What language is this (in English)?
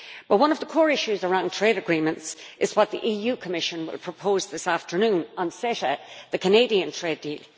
English